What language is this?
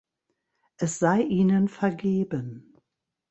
German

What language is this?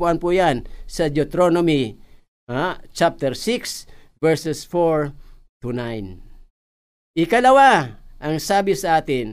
Filipino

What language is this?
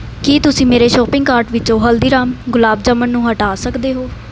Punjabi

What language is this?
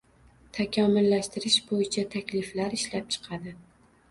Uzbek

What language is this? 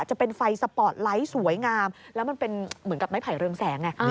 Thai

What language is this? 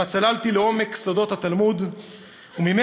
Hebrew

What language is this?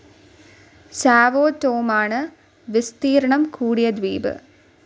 Malayalam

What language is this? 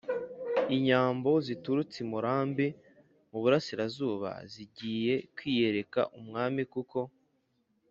Kinyarwanda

